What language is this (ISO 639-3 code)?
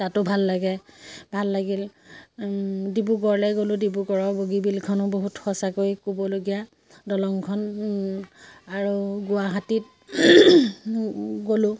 asm